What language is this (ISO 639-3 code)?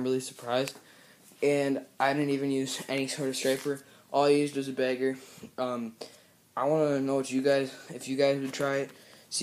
eng